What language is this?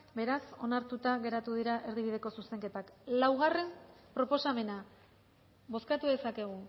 Basque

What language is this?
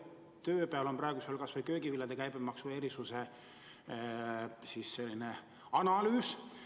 Estonian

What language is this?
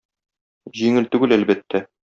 Tatar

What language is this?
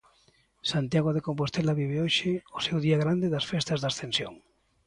Galician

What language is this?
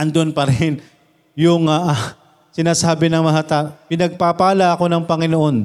Filipino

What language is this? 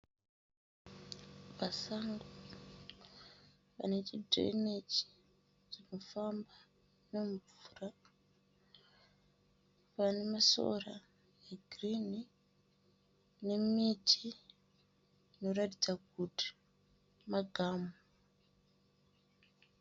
Shona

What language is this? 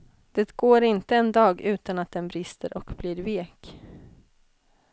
Swedish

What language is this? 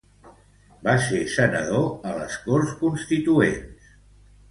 Catalan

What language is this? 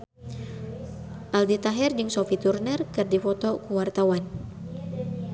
Sundanese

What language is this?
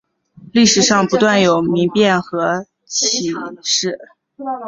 Chinese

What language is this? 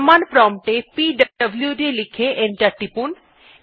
Bangla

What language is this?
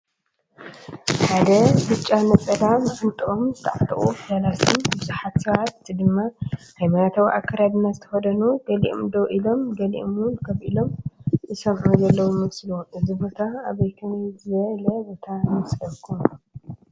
Tigrinya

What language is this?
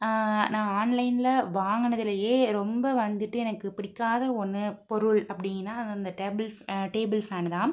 Tamil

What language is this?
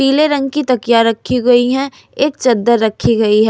Hindi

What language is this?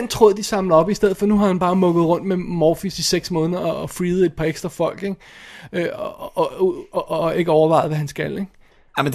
Danish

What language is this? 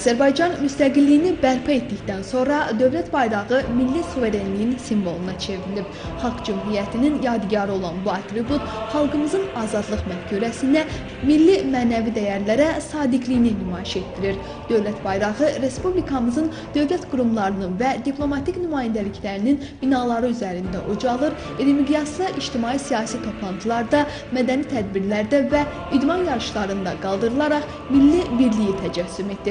Turkish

